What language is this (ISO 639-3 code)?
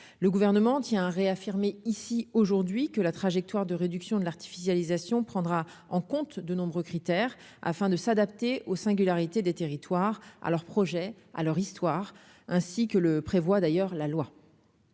fra